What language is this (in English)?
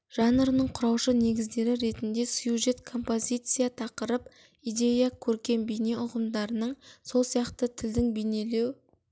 Kazakh